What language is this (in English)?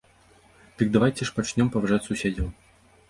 Belarusian